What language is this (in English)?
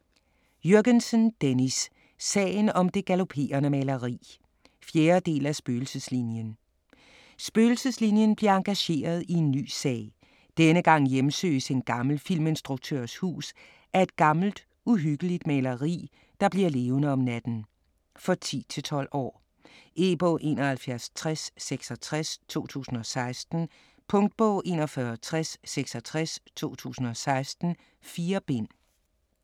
Danish